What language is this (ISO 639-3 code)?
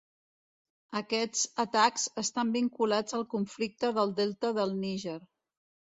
cat